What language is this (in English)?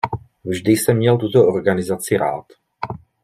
Czech